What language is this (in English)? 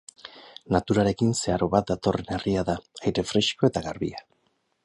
Basque